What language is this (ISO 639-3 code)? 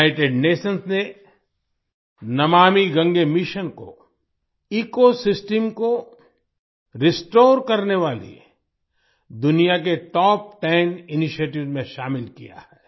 hin